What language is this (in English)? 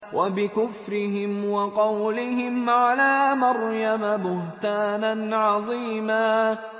Arabic